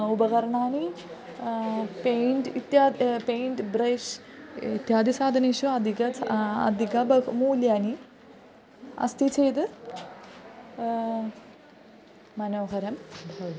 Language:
Sanskrit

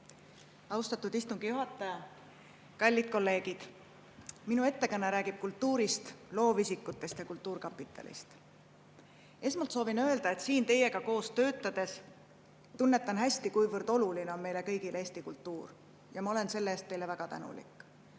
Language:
Estonian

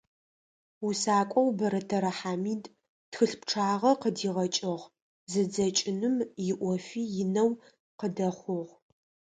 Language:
Adyghe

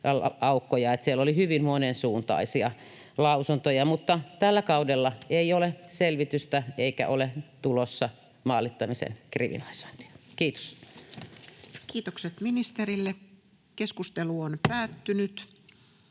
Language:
Finnish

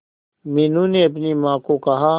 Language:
Hindi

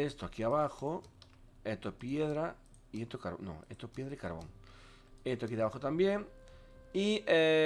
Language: Spanish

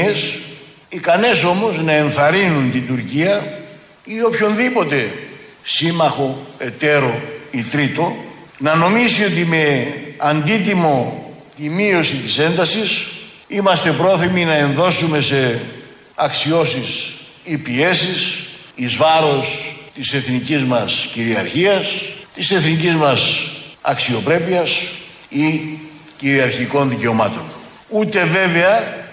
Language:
Greek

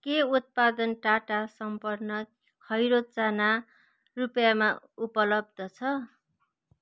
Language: Nepali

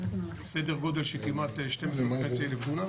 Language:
Hebrew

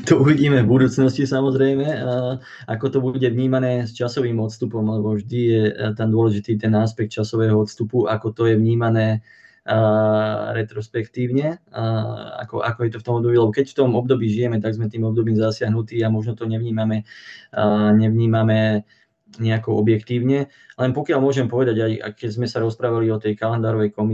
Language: Slovak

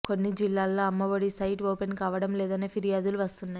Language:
Telugu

